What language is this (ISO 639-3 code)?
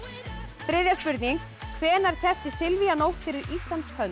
isl